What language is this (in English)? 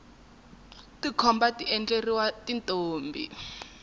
Tsonga